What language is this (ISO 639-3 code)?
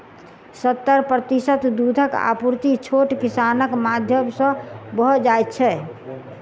mai